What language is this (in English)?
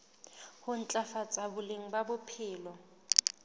Southern Sotho